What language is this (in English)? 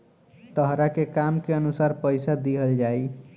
Bhojpuri